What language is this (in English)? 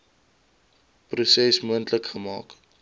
Afrikaans